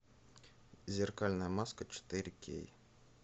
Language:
Russian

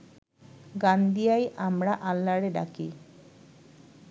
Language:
Bangla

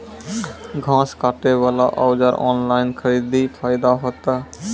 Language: Maithili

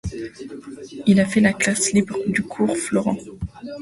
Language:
French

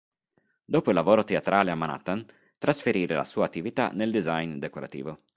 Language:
Italian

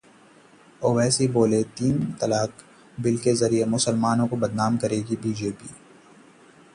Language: Hindi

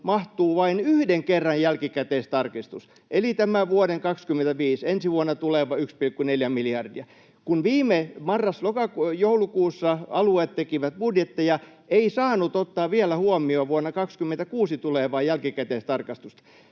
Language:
Finnish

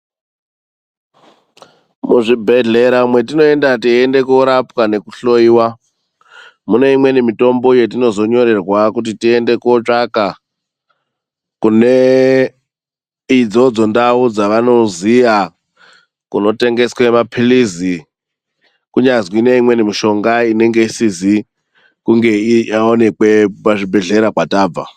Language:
Ndau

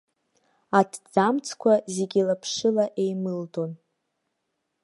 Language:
Abkhazian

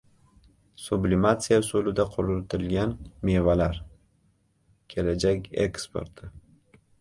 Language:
Uzbek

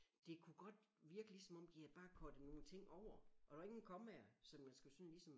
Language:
Danish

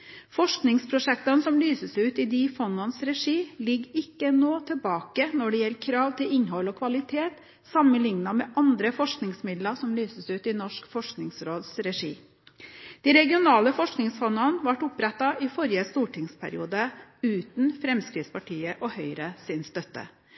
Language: Norwegian Bokmål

